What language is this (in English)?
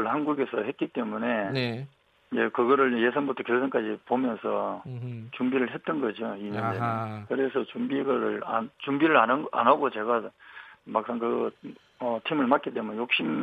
Korean